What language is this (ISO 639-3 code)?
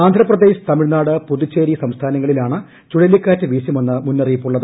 mal